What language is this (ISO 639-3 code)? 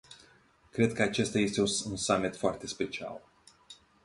ron